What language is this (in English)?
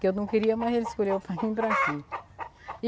Portuguese